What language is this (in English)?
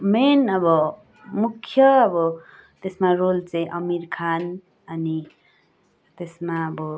Nepali